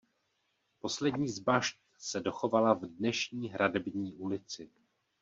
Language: Czech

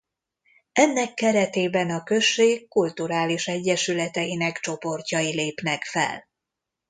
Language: Hungarian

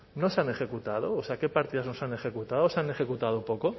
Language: Spanish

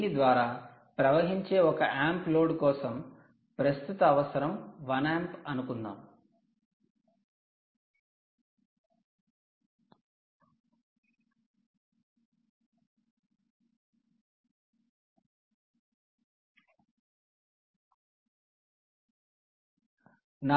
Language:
Telugu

